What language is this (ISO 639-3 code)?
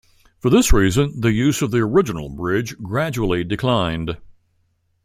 eng